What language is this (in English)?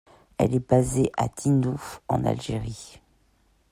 French